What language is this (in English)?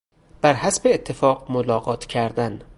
Persian